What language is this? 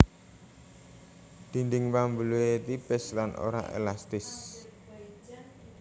Javanese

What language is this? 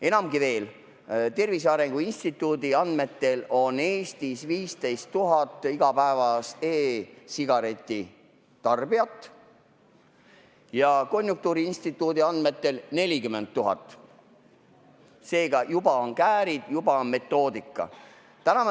Estonian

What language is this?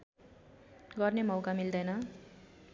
Nepali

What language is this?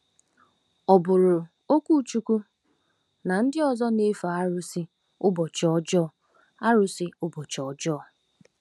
Igbo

